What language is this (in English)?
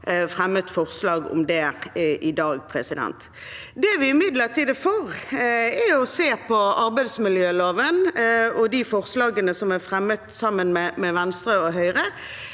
Norwegian